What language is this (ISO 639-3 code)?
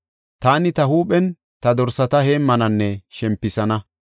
gof